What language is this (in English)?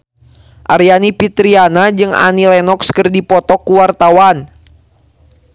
Sundanese